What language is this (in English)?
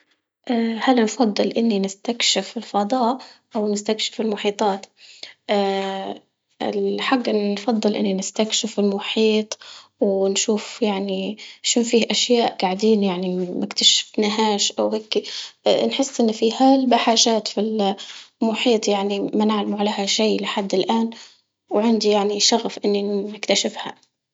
Libyan Arabic